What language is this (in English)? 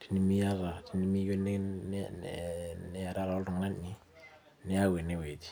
Masai